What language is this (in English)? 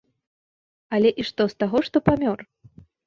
Belarusian